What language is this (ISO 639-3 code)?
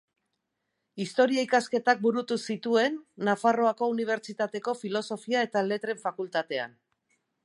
eus